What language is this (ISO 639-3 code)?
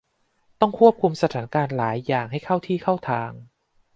tha